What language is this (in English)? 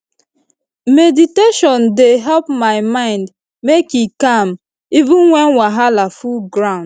Nigerian Pidgin